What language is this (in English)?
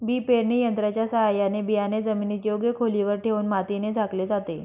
Marathi